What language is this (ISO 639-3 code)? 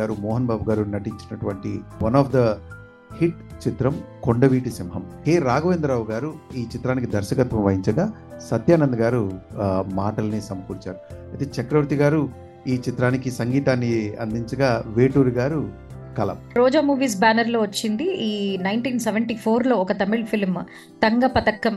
tel